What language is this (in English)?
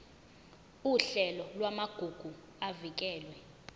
Zulu